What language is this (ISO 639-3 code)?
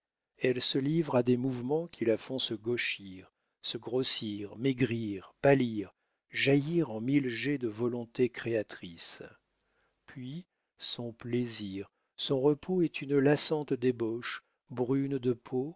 fra